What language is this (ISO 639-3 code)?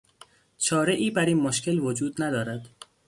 fas